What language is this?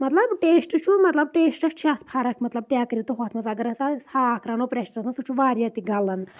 Kashmiri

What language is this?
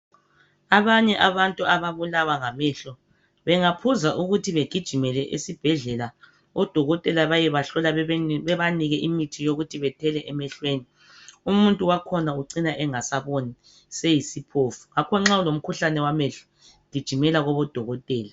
North Ndebele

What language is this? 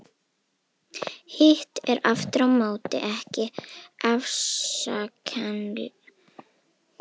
Icelandic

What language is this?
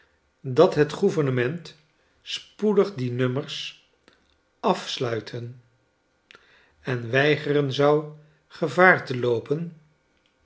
Dutch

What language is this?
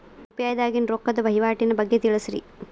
Kannada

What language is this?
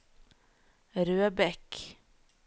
Norwegian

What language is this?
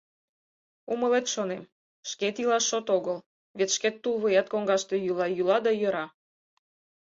Mari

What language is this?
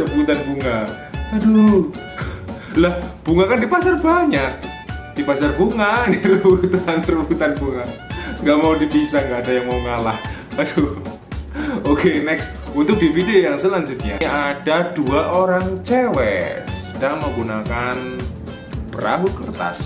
Indonesian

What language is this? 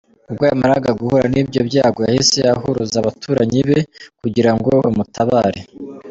Kinyarwanda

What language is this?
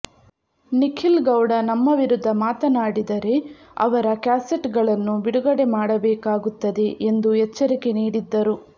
Kannada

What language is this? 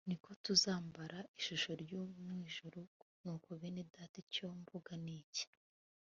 Kinyarwanda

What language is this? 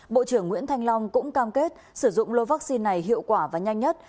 Vietnamese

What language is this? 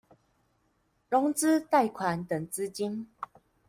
Chinese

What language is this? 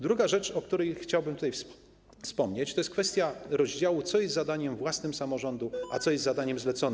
Polish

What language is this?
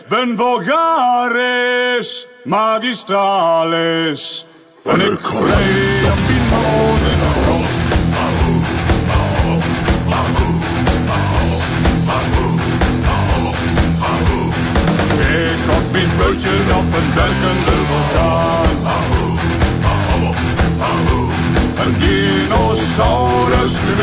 Latvian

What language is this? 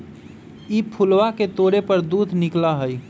Magahi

